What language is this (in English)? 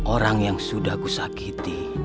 Indonesian